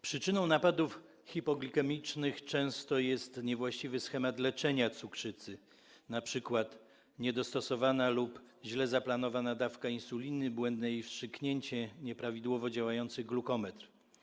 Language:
Polish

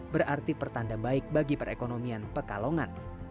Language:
Indonesian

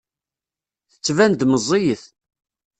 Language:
Kabyle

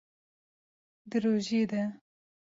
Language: Kurdish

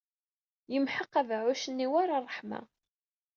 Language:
Kabyle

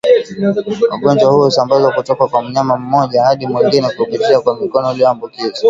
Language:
Swahili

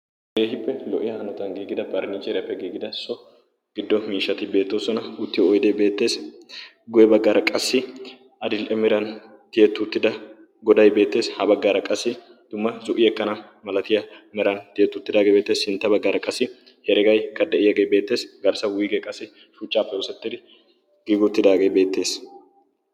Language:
Wolaytta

